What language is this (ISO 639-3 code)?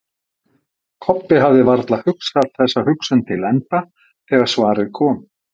isl